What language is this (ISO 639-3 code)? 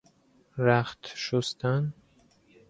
fas